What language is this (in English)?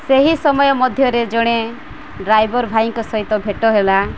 Odia